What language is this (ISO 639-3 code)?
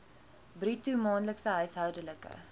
afr